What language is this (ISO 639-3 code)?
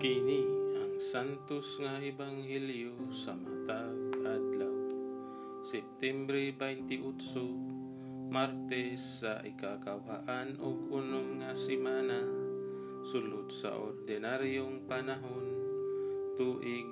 fil